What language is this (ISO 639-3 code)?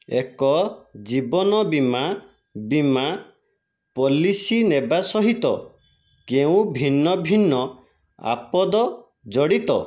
ori